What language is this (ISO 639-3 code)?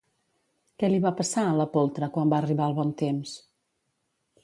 cat